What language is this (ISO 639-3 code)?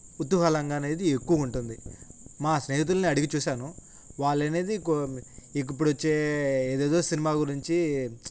tel